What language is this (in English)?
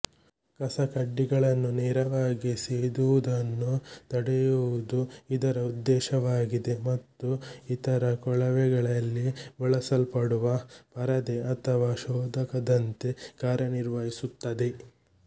Kannada